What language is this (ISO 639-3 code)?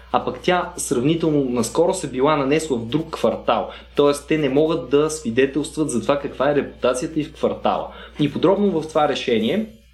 bul